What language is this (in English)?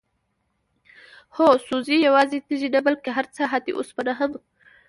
Pashto